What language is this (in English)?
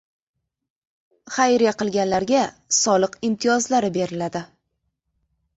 Uzbek